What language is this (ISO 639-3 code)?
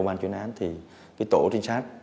vie